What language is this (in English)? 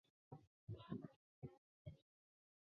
Chinese